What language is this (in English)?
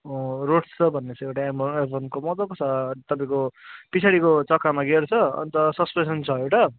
Nepali